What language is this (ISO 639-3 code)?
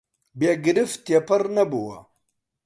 ckb